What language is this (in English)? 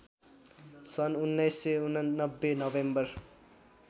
Nepali